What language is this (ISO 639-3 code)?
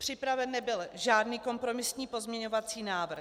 ces